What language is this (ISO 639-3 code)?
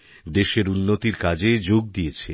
ben